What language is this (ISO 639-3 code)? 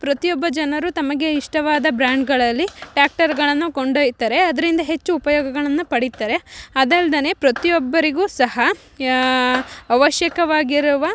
kan